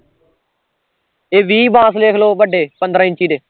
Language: Punjabi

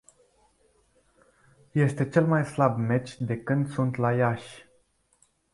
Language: Romanian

